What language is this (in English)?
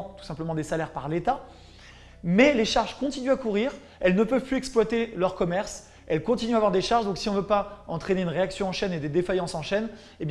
French